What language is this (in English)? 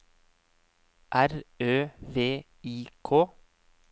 Norwegian